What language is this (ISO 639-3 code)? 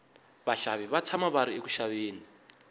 tso